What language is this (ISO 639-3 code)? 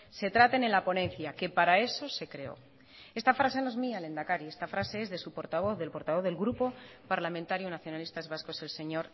spa